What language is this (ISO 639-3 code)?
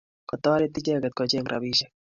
kln